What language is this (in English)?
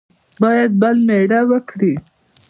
Pashto